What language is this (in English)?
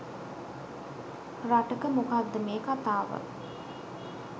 Sinhala